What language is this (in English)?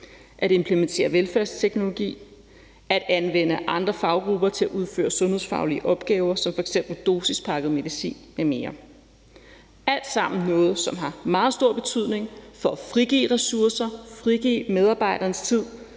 Danish